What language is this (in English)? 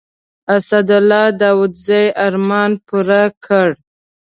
Pashto